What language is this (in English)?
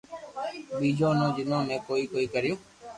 Loarki